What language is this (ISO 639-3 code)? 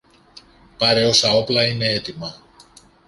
ell